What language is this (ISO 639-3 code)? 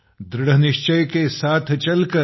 mar